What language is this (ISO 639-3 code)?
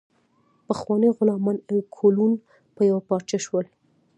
pus